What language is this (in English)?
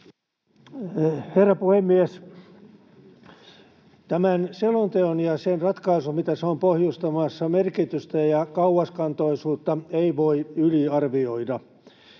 Finnish